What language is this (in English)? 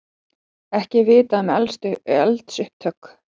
Icelandic